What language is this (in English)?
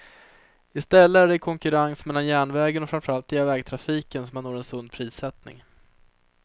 Swedish